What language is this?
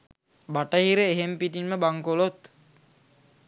Sinhala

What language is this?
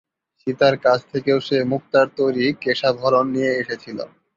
Bangla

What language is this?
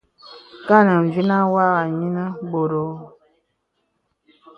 Bebele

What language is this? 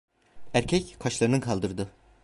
Turkish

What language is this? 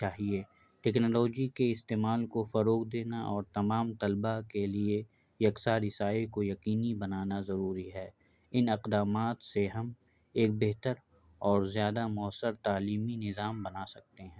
Urdu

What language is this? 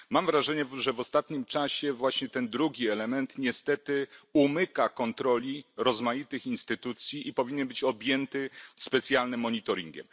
Polish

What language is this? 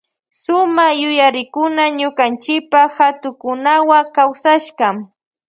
Loja Highland Quichua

